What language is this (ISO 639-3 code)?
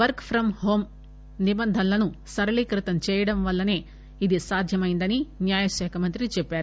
tel